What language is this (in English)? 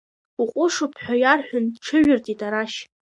Abkhazian